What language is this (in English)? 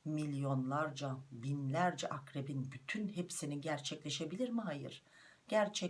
Turkish